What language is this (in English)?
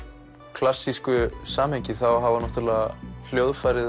Icelandic